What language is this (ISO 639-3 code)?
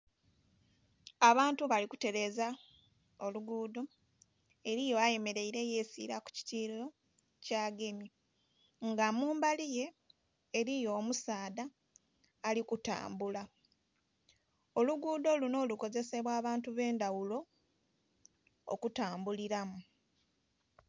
xog